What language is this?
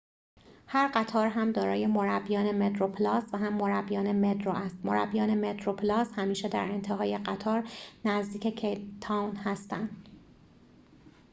Persian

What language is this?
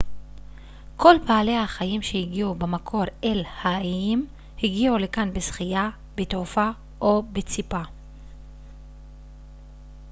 Hebrew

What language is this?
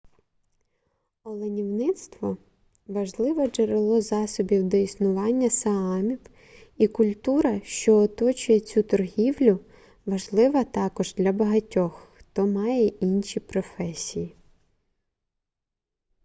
Ukrainian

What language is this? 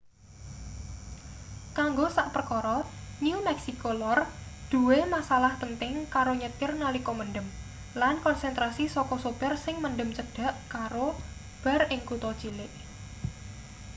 Javanese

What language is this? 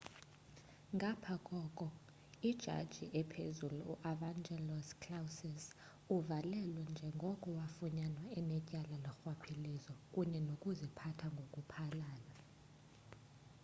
Xhosa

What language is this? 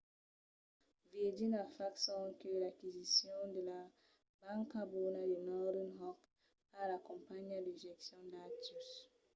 Occitan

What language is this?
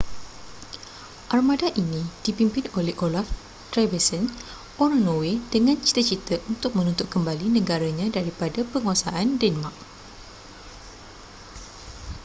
Malay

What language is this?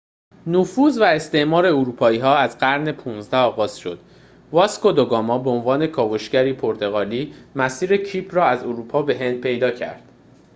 Persian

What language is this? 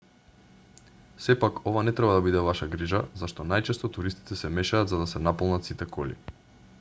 Macedonian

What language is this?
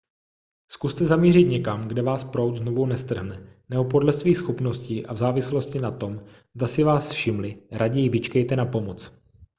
Czech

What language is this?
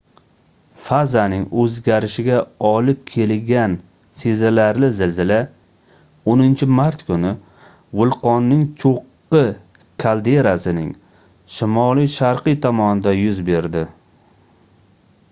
Uzbek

